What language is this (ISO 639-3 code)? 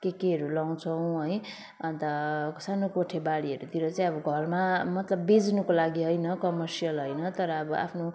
nep